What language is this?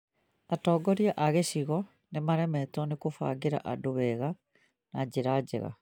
Kikuyu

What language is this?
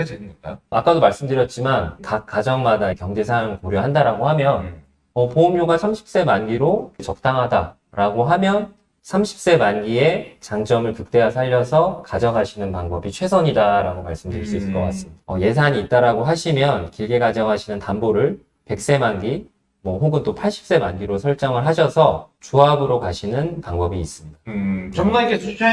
Korean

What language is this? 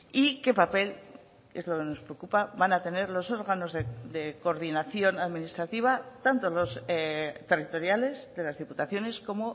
Spanish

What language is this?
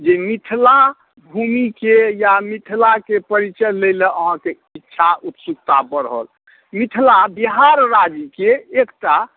Maithili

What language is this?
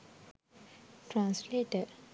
Sinhala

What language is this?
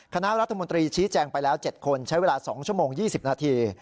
Thai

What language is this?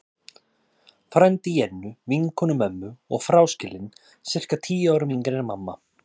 Icelandic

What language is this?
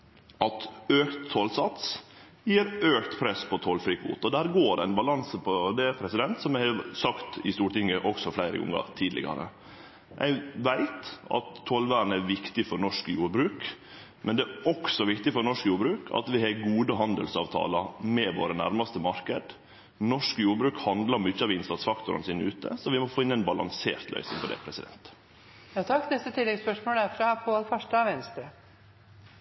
Norwegian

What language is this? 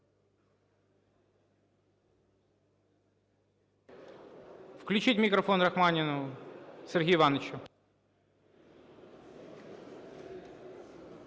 Ukrainian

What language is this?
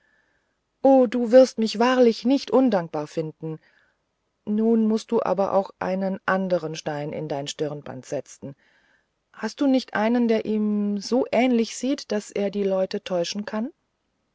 German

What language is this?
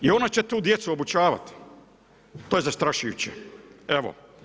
Croatian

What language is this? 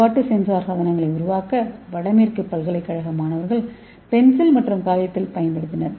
Tamil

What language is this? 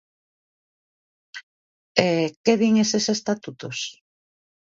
Galician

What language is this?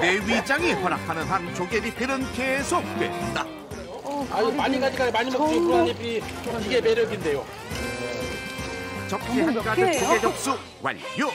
Korean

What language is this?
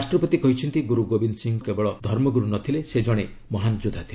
Odia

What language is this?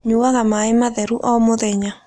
Kikuyu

